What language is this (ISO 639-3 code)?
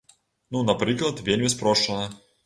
bel